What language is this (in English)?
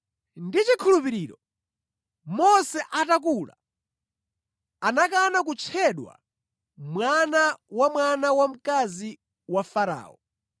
Nyanja